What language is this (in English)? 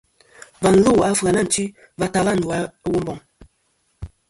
Kom